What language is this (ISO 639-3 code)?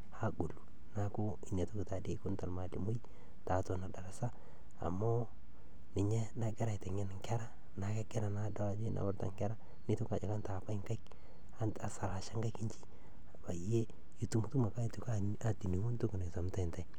mas